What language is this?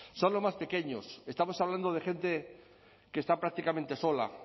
Spanish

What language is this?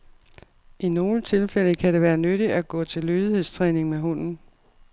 Danish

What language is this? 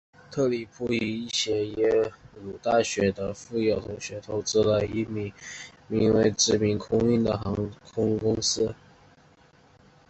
Chinese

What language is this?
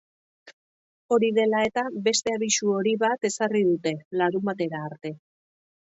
Basque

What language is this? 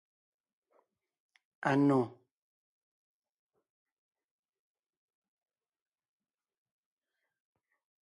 Ngiemboon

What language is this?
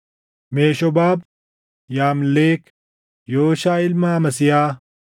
Oromo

